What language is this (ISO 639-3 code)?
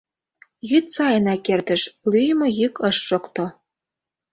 chm